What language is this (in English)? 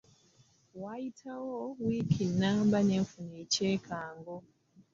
Ganda